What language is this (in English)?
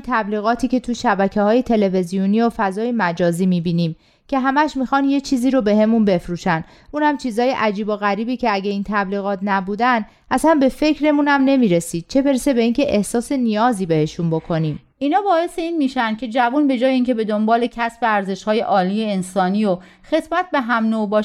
Persian